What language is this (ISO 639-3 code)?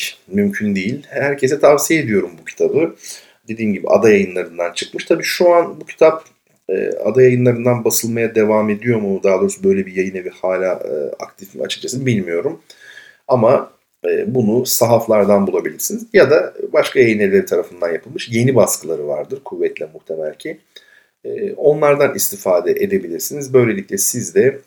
tur